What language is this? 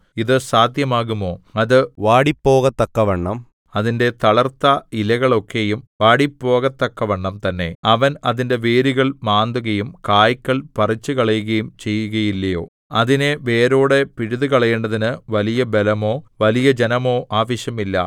Malayalam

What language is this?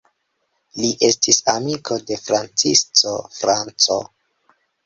Esperanto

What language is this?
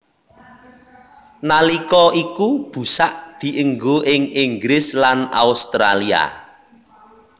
Javanese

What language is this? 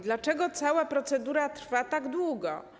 Polish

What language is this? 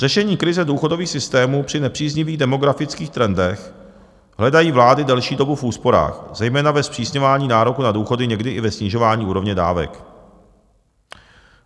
Czech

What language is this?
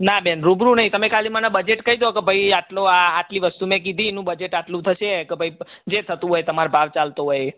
Gujarati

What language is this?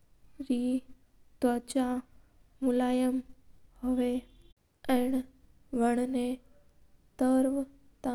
Mewari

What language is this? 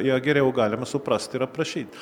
Lithuanian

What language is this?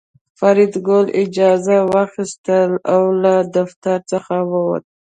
Pashto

